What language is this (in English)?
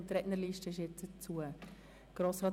Swiss German